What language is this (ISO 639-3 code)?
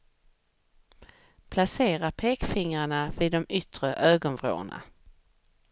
swe